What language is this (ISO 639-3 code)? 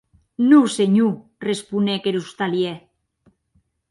oci